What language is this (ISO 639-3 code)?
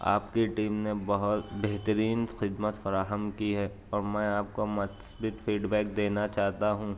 urd